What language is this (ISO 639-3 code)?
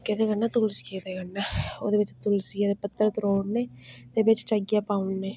doi